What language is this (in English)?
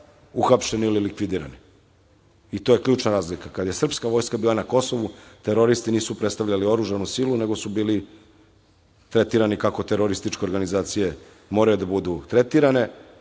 Serbian